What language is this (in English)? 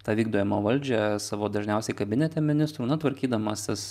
Lithuanian